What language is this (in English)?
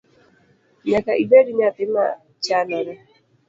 Luo (Kenya and Tanzania)